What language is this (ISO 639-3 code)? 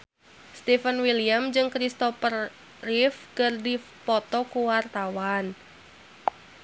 sun